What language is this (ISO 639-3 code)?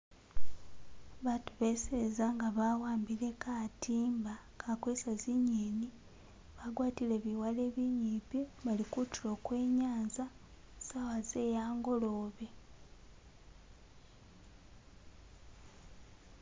myx